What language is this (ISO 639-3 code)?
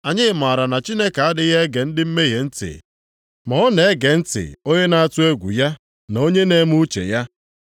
ibo